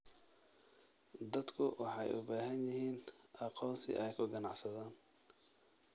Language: Somali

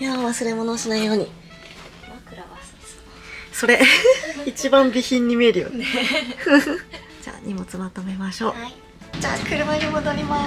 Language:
Japanese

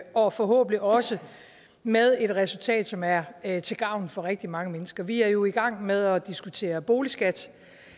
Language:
Danish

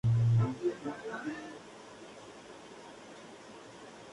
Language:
Spanish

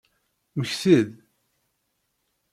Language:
Kabyle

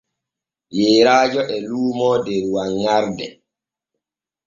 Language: Borgu Fulfulde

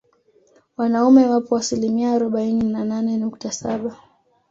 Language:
Swahili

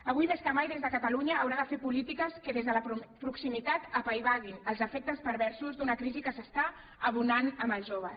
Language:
Catalan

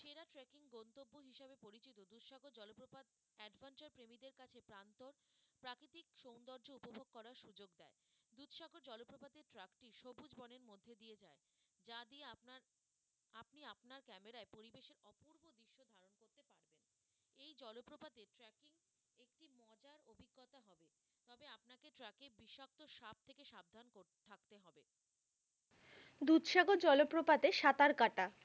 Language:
Bangla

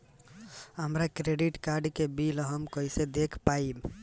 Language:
Bhojpuri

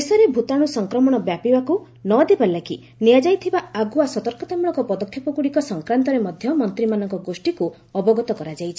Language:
Odia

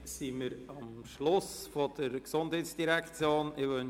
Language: Swiss German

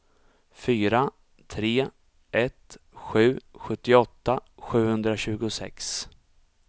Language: Swedish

